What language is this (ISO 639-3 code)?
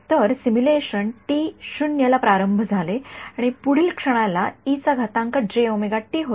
mar